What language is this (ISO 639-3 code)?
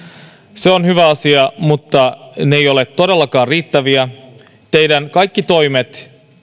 fin